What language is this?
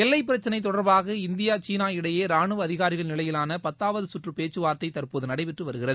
Tamil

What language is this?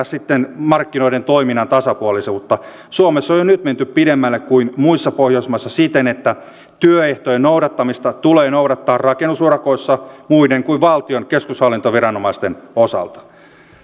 Finnish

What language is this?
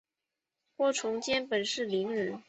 Chinese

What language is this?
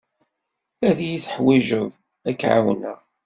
Kabyle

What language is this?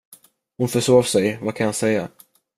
Swedish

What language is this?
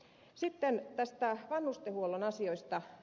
Finnish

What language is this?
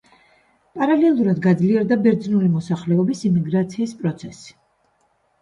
Georgian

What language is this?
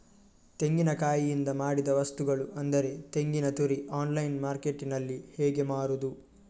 Kannada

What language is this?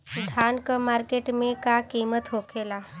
Bhojpuri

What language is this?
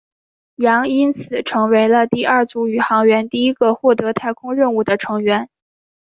Chinese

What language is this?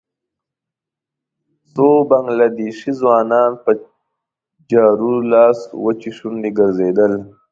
Pashto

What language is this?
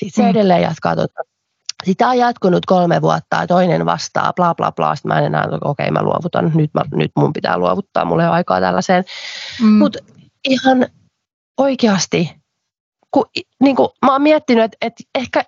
Finnish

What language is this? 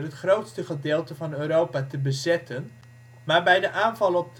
Dutch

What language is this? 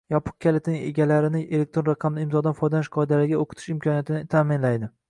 Uzbek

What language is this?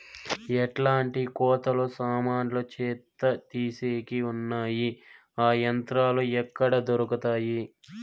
Telugu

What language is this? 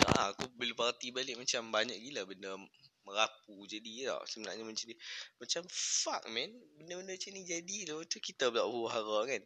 Malay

